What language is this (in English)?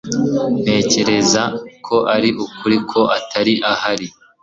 Kinyarwanda